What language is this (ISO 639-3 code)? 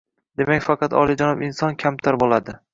uzb